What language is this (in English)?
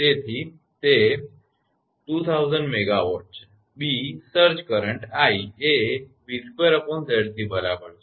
Gujarati